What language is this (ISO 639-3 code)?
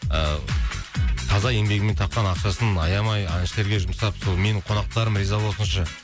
kaz